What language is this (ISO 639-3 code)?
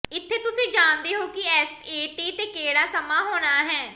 pan